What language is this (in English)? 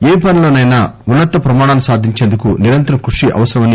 Telugu